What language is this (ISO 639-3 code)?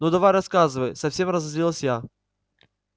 rus